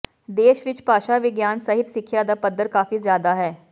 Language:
Punjabi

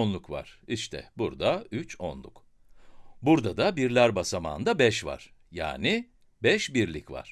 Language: Turkish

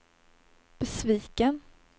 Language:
Swedish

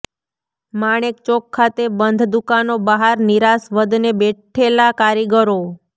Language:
Gujarati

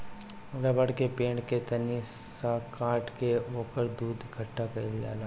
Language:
Bhojpuri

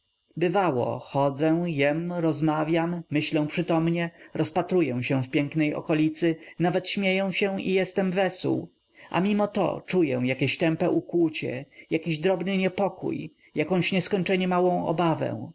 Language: Polish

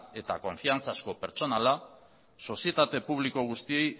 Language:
Basque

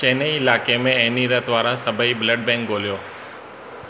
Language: Sindhi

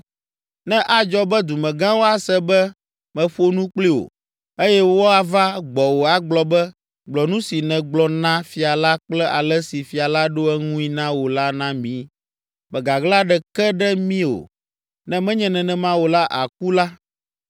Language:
Ewe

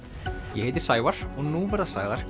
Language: Icelandic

